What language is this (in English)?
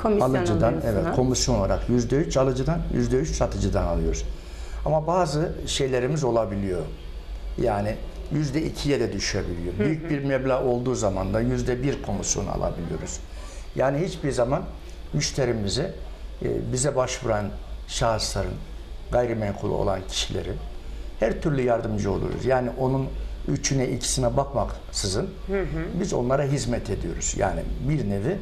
Turkish